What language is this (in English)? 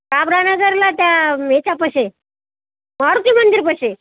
Marathi